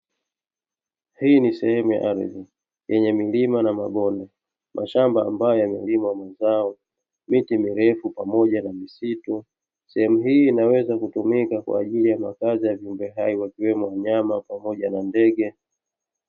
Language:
Swahili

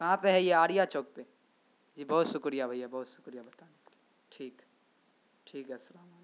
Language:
Urdu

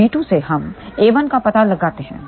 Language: Hindi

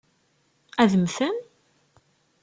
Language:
Kabyle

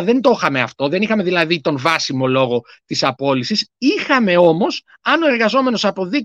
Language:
Greek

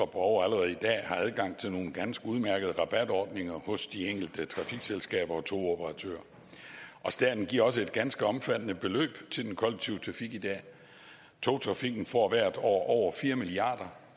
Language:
Danish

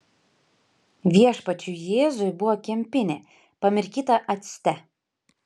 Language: Lithuanian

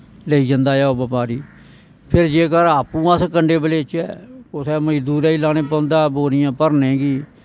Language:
Dogri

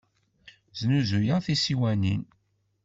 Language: Kabyle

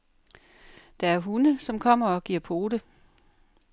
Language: Danish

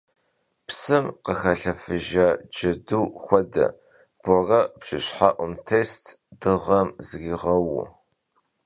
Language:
Kabardian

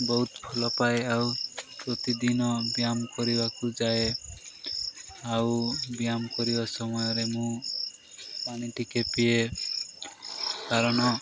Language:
Odia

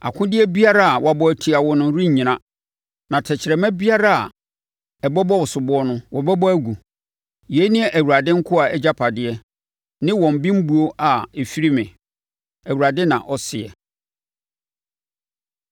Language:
Akan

